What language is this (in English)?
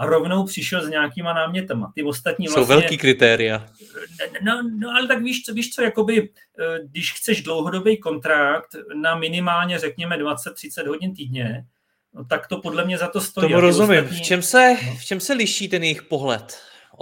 Czech